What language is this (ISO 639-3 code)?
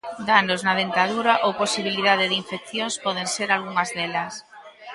glg